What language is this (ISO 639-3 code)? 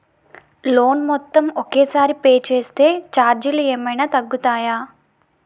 tel